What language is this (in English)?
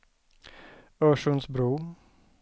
Swedish